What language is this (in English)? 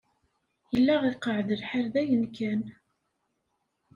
Kabyle